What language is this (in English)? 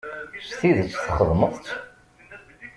Kabyle